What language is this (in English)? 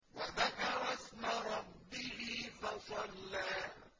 Arabic